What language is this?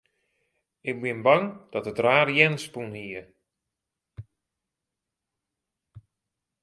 Western Frisian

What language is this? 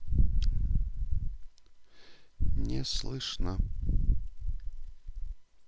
Russian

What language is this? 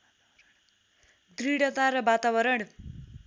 Nepali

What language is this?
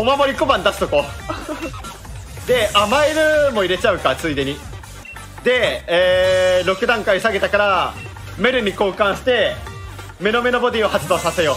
Japanese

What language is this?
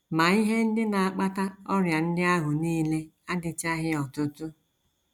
Igbo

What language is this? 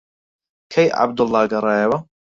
Central Kurdish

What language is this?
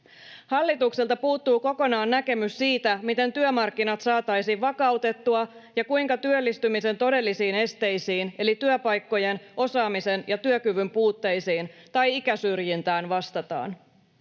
Finnish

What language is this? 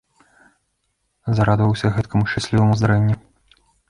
Belarusian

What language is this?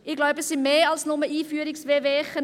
Swiss German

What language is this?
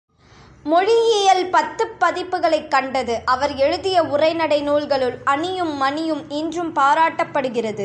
Tamil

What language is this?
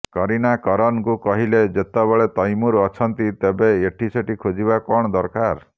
Odia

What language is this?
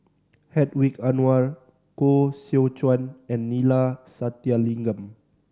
English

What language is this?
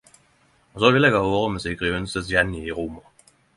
Norwegian Nynorsk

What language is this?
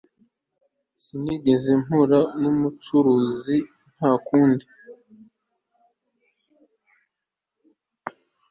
Kinyarwanda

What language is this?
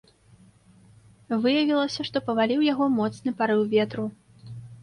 Belarusian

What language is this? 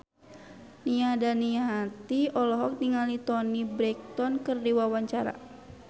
Sundanese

